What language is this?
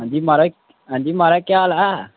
Dogri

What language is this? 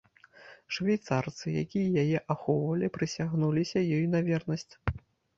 Belarusian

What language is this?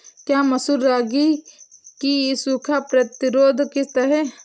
Hindi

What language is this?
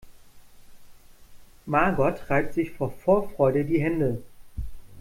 German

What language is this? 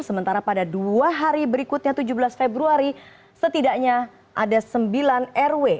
Indonesian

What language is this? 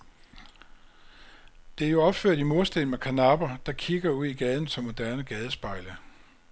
Danish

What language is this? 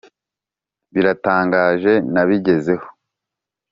Kinyarwanda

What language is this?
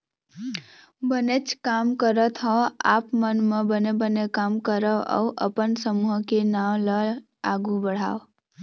Chhattisgarhi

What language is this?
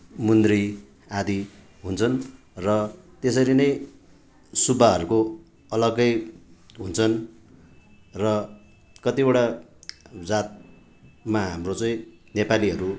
Nepali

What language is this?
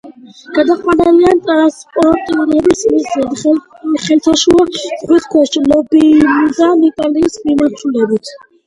Georgian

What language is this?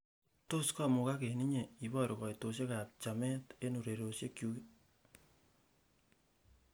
Kalenjin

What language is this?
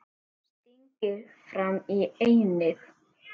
Icelandic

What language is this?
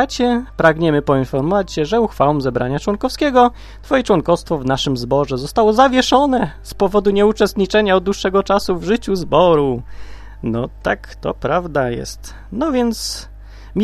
Polish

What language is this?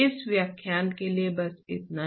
Hindi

